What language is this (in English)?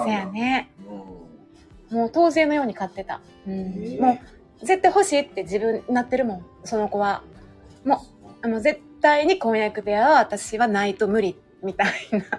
Japanese